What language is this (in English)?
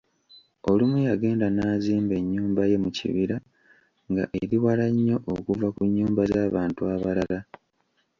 Ganda